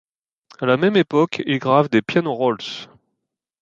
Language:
French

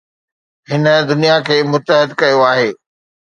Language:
Sindhi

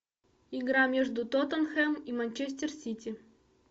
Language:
Russian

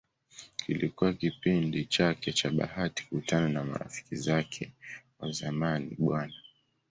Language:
Swahili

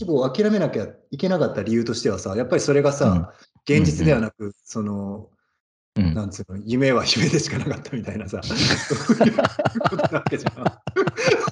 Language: Japanese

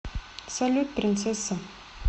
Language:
Russian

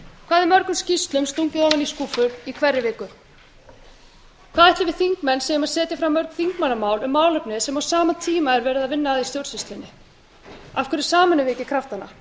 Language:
Icelandic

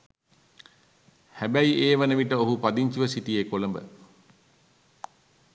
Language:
Sinhala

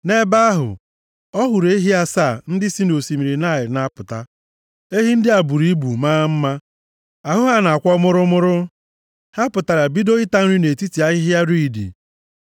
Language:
Igbo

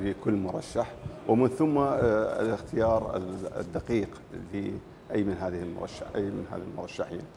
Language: Arabic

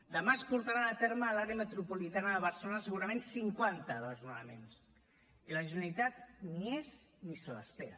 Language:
Catalan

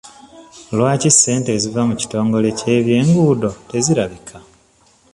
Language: Ganda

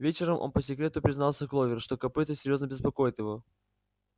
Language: Russian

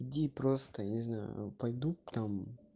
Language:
Russian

